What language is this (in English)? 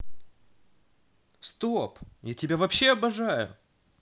Russian